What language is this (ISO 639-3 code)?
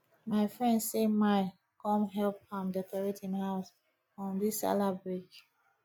pcm